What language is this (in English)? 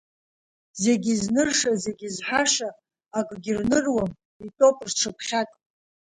Abkhazian